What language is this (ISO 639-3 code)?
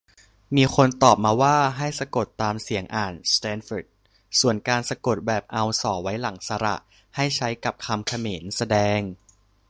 tha